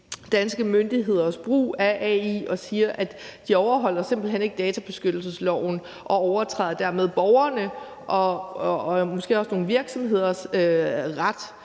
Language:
Danish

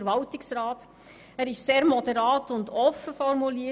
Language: Swiss German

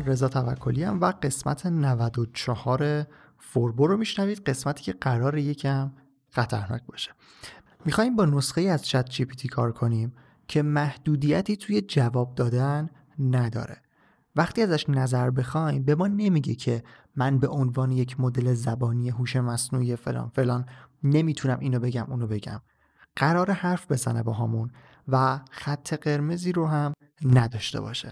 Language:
Persian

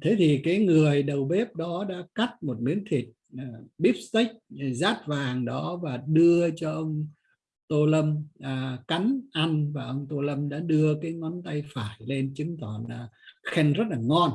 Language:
Vietnamese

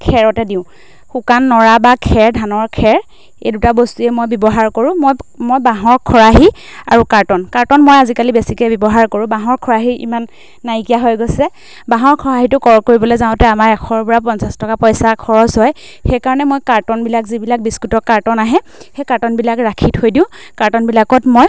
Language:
Assamese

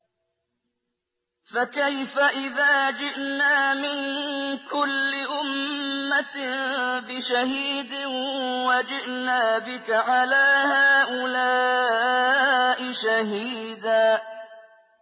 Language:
Arabic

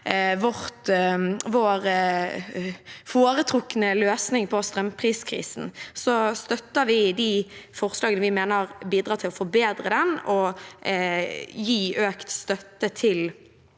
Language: Norwegian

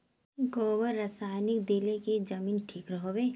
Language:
Magahi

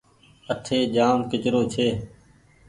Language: Goaria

